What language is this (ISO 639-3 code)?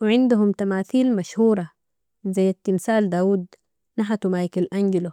apd